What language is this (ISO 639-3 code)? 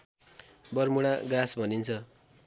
nep